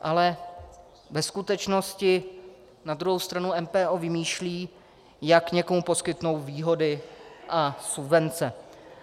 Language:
Czech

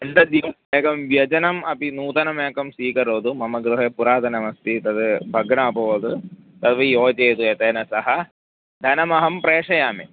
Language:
Sanskrit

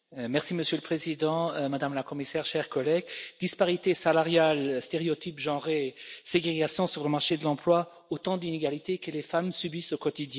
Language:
French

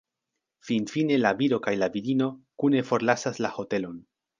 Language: Esperanto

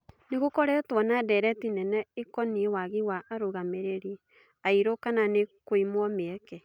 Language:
Kikuyu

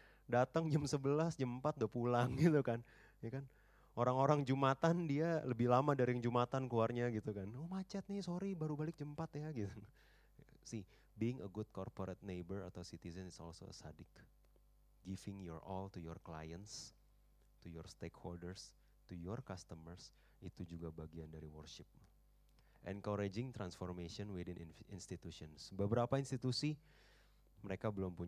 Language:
Indonesian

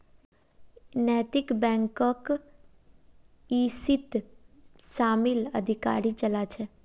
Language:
Magahi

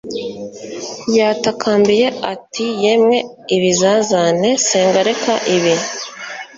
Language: Kinyarwanda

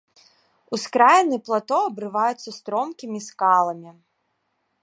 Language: Belarusian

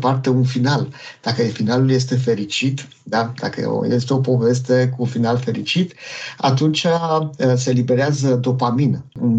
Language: Romanian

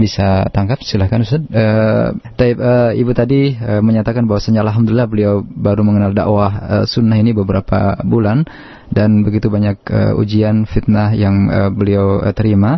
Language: Malay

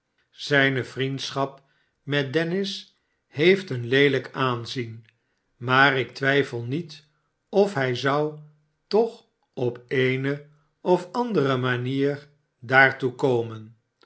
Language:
Dutch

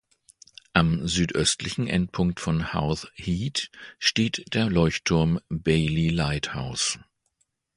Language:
German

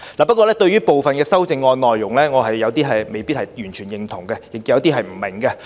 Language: Cantonese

